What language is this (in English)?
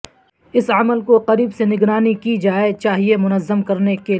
Urdu